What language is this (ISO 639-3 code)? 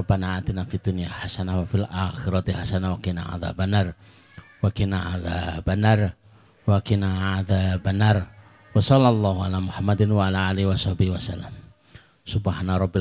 ind